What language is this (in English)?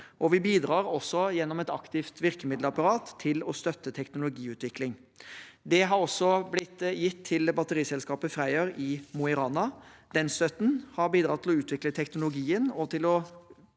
Norwegian